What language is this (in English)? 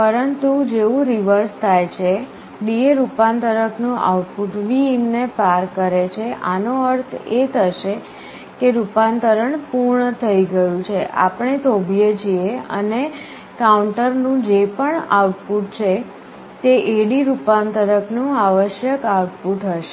Gujarati